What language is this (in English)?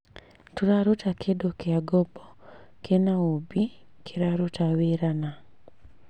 Kikuyu